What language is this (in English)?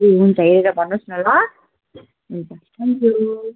Nepali